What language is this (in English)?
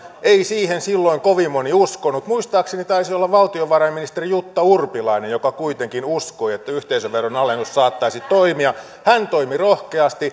Finnish